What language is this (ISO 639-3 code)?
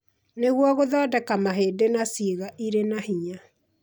kik